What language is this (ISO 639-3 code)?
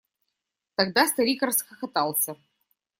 rus